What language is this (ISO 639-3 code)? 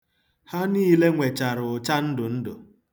ibo